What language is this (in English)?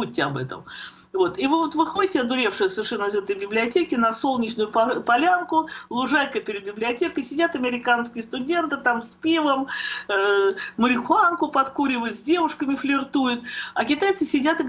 Russian